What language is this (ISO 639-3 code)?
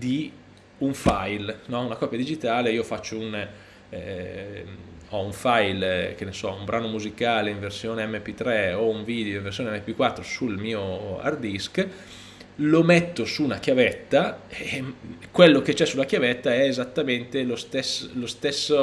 ita